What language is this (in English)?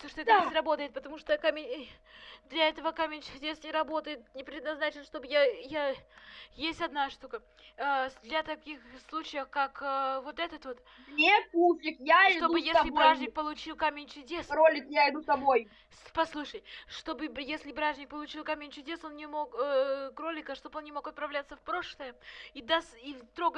Russian